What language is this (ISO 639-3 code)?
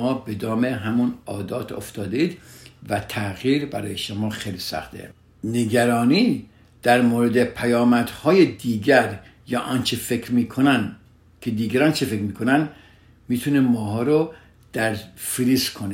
fas